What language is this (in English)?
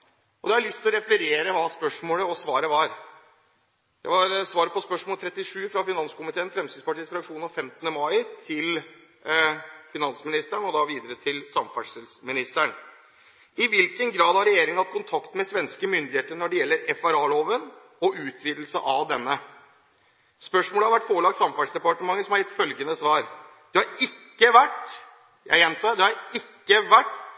Norwegian Bokmål